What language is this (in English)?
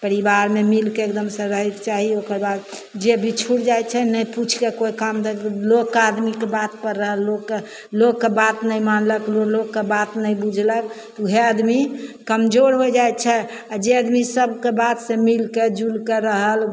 Maithili